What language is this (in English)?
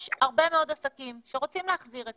Hebrew